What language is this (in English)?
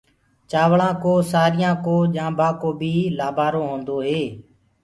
Gurgula